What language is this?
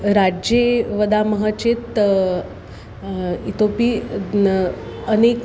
Sanskrit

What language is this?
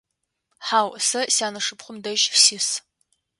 Adyghe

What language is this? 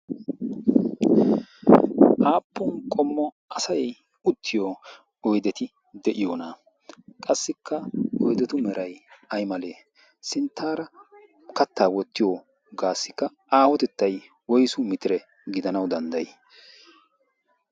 Wolaytta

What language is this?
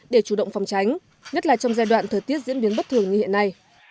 Vietnamese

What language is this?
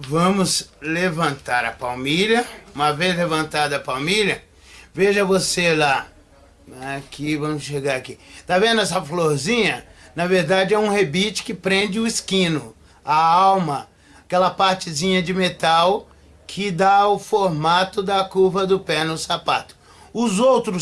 Portuguese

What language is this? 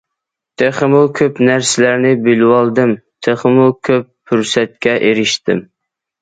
Uyghur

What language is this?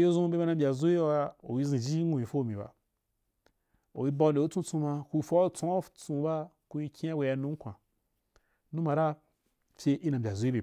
Wapan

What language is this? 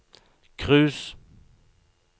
Norwegian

